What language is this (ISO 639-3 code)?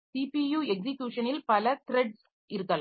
tam